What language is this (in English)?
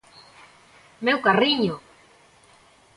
Galician